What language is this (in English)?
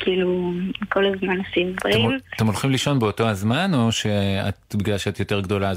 Hebrew